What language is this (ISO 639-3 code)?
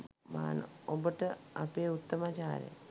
sin